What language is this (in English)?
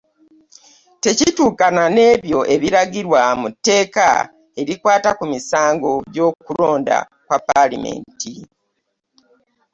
Ganda